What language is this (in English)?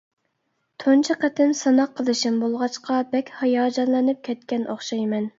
Uyghur